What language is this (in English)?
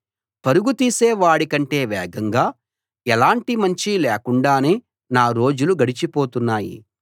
Telugu